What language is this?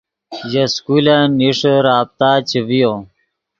Yidgha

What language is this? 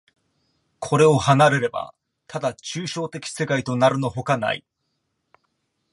Japanese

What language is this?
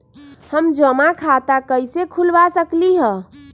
Magahi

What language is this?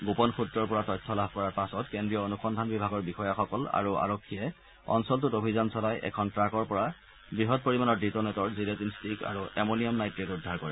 Assamese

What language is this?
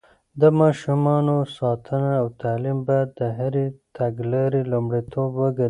Pashto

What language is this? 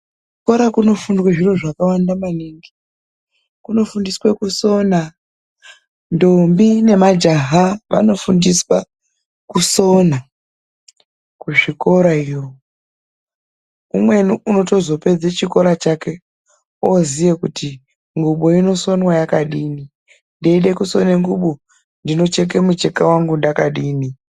Ndau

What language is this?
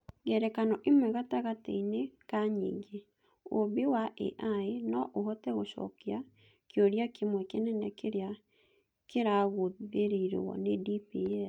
Kikuyu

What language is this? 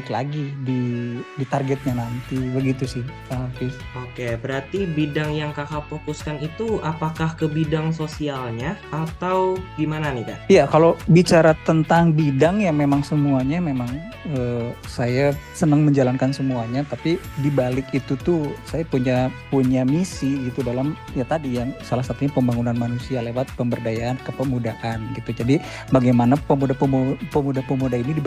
Indonesian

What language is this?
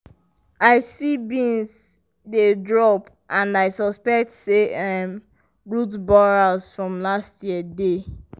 Nigerian Pidgin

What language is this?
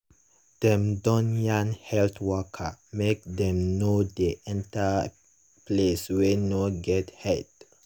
Nigerian Pidgin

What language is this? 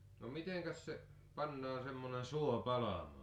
Finnish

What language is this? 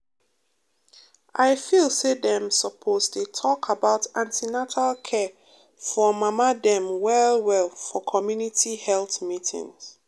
Nigerian Pidgin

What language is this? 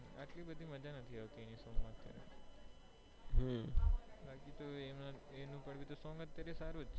Gujarati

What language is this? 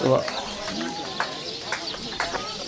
Wolof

